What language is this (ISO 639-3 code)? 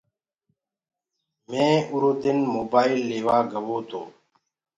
ggg